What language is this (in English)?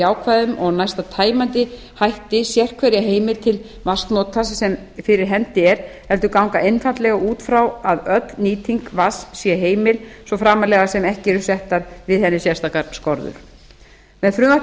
Icelandic